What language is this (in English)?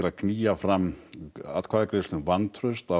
Icelandic